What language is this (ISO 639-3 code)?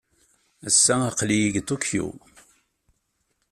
kab